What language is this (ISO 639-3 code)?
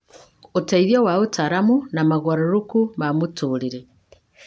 kik